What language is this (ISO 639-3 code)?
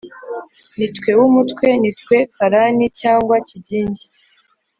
kin